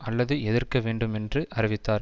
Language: Tamil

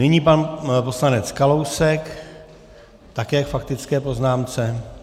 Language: Czech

